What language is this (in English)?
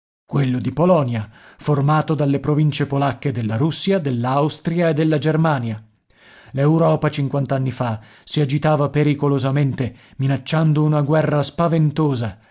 Italian